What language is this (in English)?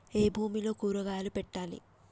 Telugu